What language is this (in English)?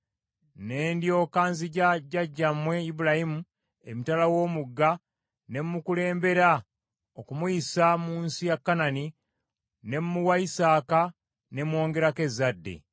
Ganda